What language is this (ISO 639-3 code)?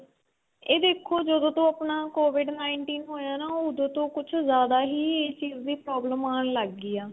pan